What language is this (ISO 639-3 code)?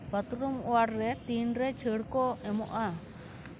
sat